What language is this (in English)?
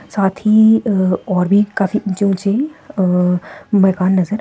Hindi